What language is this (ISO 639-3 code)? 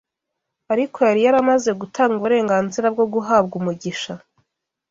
kin